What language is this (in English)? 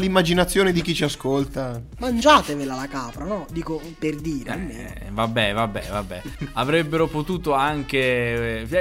Italian